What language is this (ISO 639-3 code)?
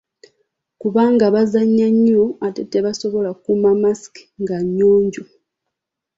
lug